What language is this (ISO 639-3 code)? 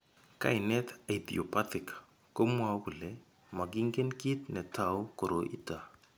kln